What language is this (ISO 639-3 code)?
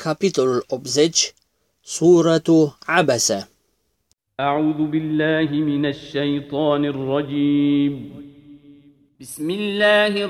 ron